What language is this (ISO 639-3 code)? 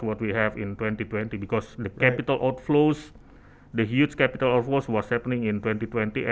ind